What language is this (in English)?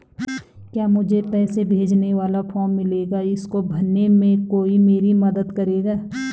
Hindi